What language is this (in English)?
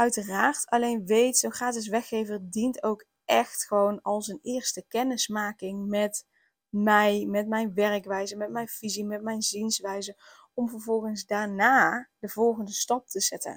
Dutch